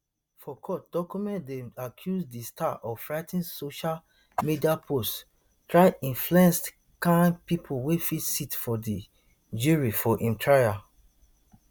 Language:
Nigerian Pidgin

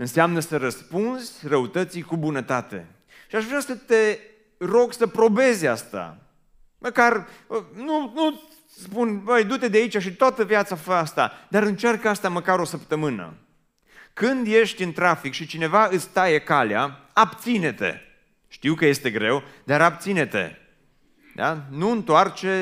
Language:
Romanian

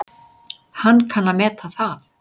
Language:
Icelandic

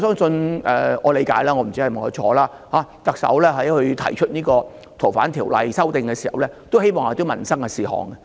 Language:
Cantonese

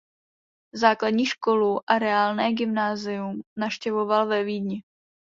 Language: Czech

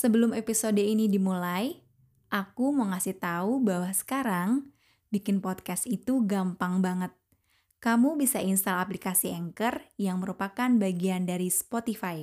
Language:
Indonesian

